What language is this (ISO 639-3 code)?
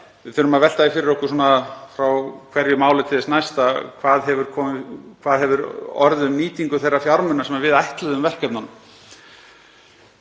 isl